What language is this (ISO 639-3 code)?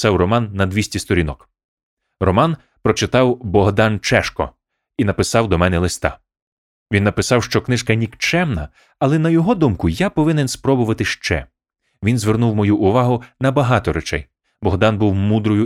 ukr